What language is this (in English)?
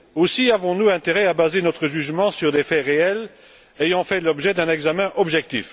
French